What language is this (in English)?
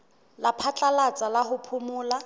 Southern Sotho